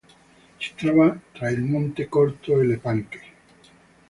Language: Italian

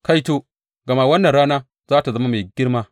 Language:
Hausa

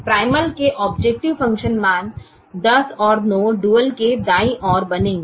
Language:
Hindi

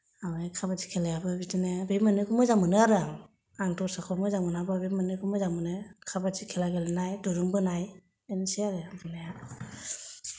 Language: Bodo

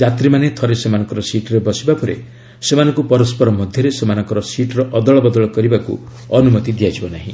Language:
Odia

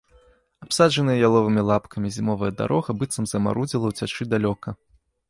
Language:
Belarusian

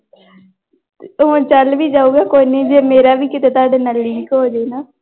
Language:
Punjabi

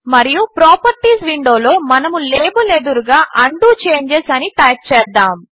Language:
Telugu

